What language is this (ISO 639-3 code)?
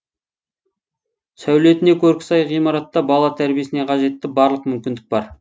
kaz